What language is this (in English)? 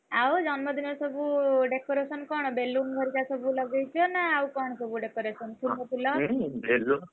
Odia